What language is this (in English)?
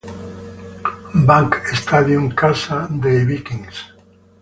Italian